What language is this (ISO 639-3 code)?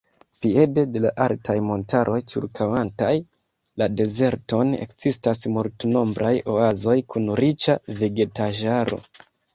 epo